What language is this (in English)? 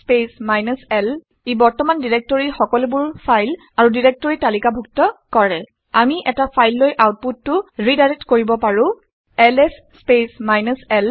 Assamese